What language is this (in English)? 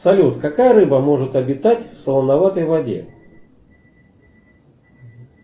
Russian